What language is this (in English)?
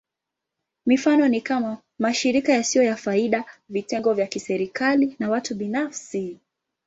Swahili